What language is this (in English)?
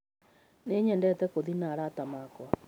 Kikuyu